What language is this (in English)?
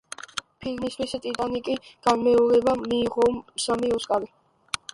Georgian